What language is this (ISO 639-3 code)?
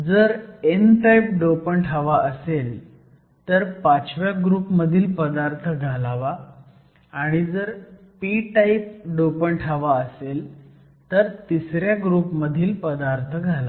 mar